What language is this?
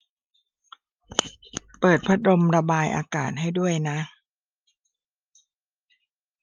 Thai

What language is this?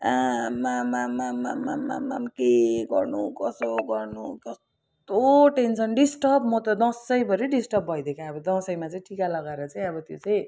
Nepali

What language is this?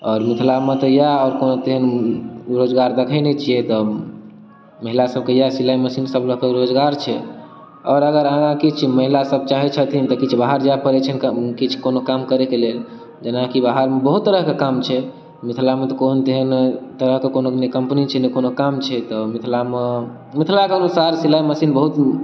Maithili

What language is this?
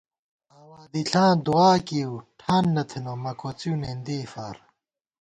Gawar-Bati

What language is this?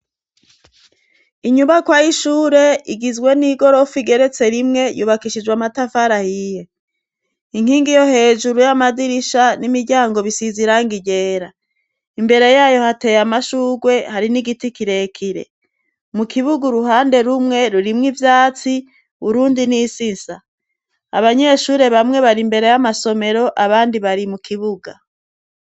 Rundi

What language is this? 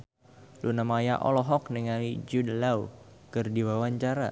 Sundanese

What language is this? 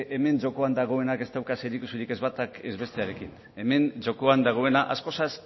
Basque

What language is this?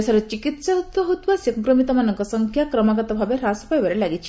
Odia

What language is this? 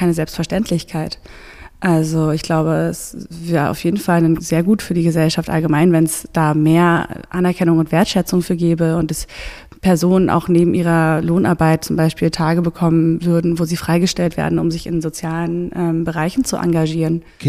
German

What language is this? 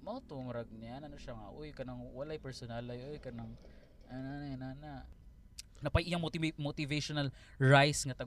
Filipino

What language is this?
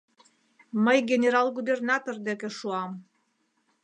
Mari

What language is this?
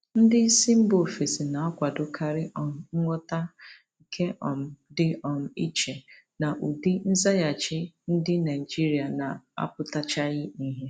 Igbo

